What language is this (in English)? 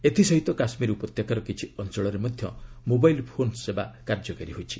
Odia